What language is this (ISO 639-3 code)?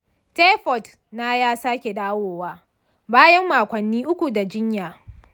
hau